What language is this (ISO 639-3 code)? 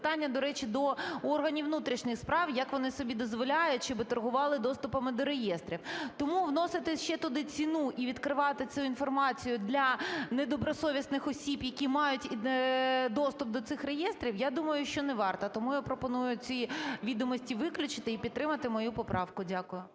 ukr